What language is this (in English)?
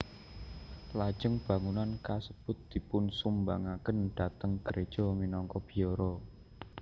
Javanese